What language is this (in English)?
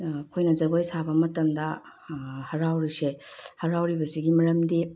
Manipuri